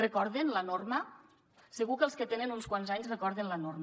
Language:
Catalan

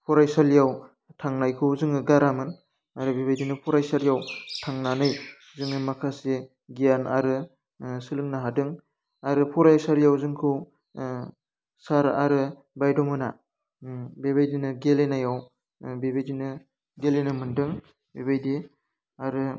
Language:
Bodo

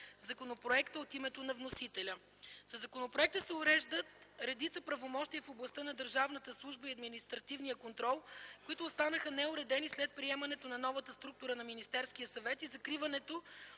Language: Bulgarian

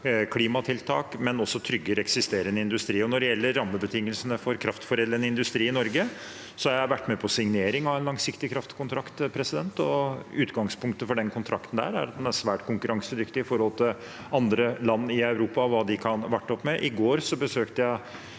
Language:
Norwegian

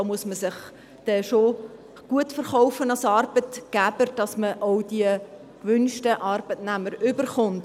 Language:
Swiss German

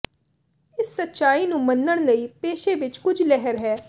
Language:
Punjabi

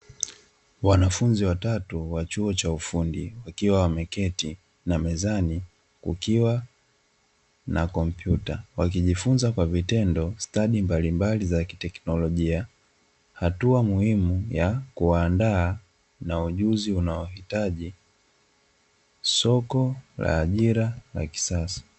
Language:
Swahili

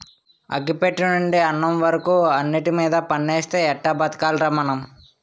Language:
Telugu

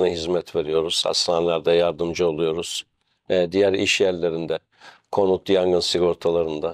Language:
Turkish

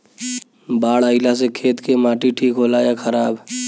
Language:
Bhojpuri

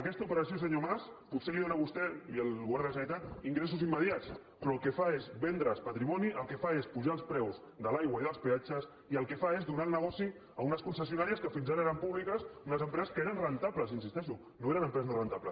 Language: Catalan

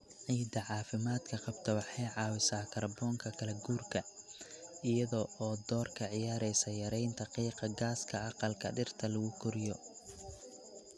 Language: Somali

